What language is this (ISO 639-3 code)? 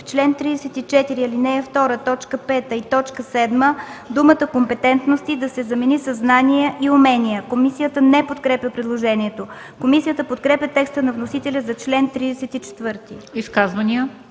bul